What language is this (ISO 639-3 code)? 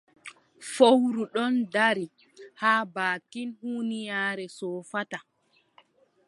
fub